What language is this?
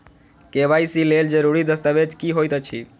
Maithili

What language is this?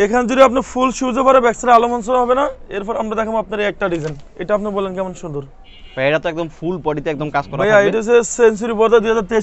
Turkish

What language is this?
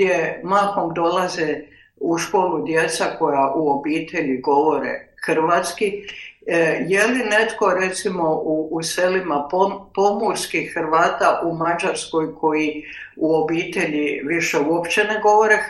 Croatian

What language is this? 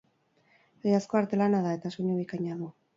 Basque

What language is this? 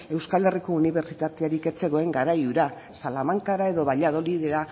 Basque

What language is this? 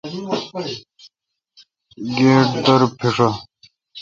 Kalkoti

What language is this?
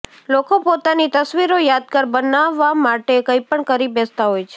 Gujarati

